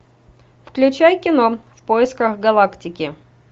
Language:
Russian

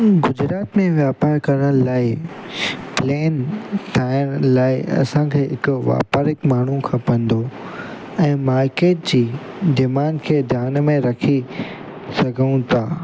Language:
Sindhi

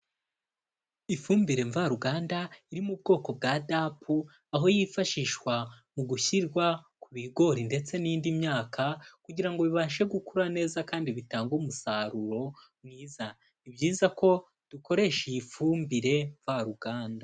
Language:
Kinyarwanda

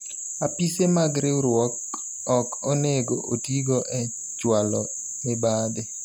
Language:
Luo (Kenya and Tanzania)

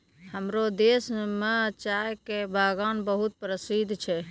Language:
Maithili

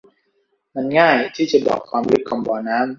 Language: Thai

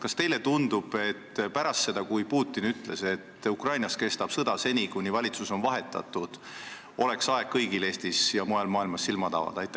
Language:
Estonian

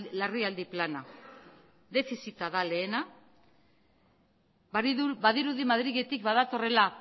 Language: Basque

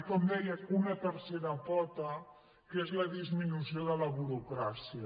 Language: Catalan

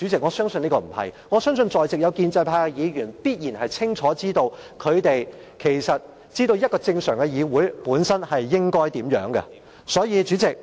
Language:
Cantonese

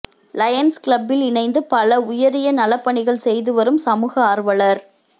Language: Tamil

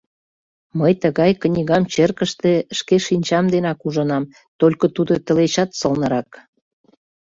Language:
Mari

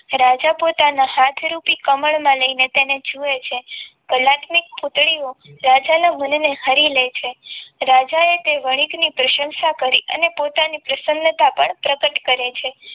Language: Gujarati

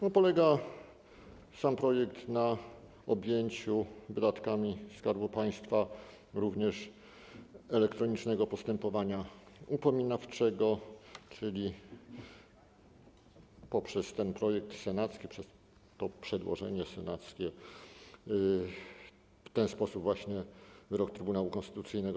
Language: Polish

